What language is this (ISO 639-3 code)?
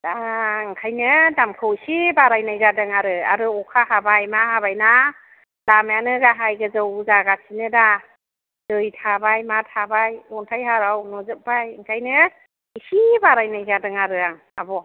brx